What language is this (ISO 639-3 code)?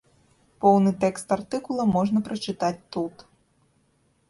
bel